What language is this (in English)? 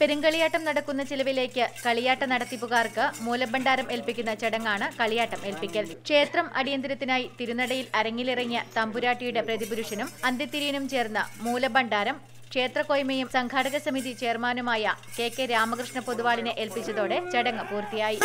Romanian